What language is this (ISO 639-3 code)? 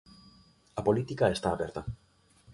glg